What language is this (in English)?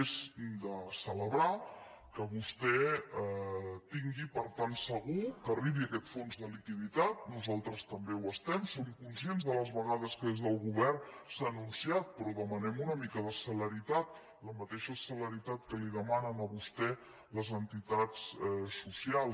Catalan